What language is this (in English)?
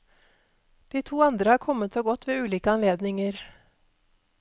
Norwegian